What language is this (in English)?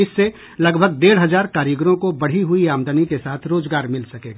Hindi